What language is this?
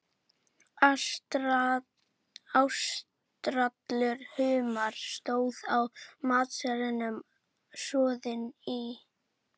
Icelandic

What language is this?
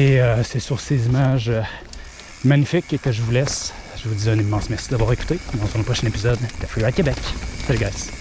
French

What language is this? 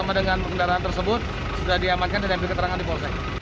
Indonesian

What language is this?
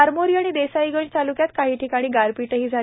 Marathi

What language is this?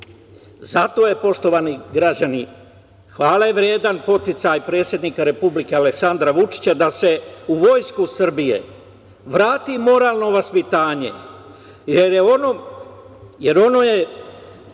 Serbian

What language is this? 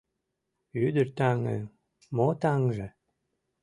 Mari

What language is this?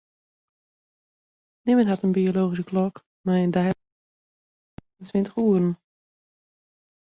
Western Frisian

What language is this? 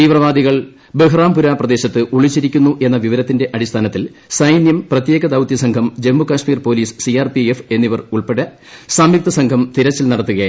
Malayalam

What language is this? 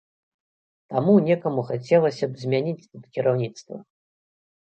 Belarusian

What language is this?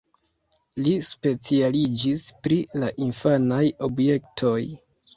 Esperanto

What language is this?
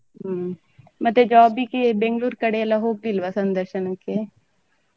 Kannada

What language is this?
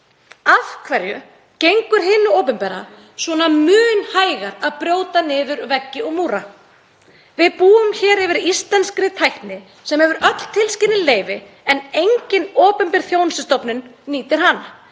Icelandic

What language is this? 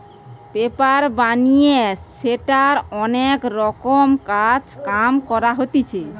Bangla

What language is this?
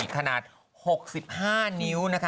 Thai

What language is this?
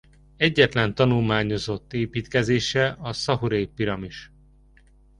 Hungarian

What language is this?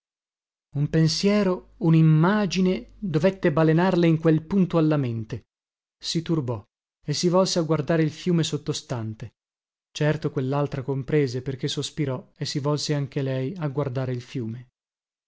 Italian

